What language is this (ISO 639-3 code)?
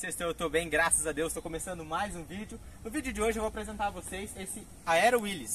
por